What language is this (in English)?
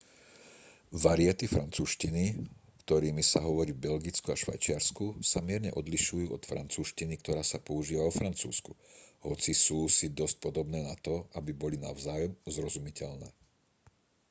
Slovak